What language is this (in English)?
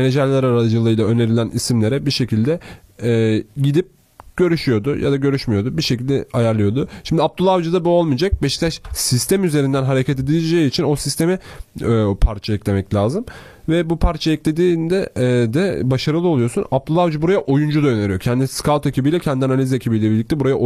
Turkish